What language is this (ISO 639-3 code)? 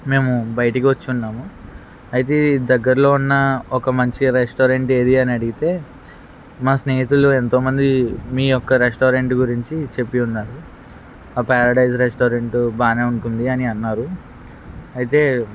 tel